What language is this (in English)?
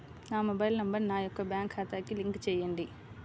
Telugu